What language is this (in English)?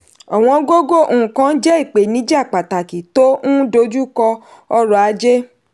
Yoruba